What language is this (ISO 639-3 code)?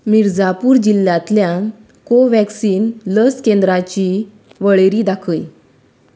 kok